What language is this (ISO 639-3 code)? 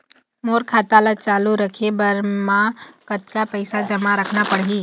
hne